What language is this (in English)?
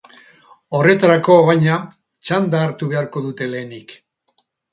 Basque